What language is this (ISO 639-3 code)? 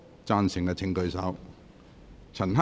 yue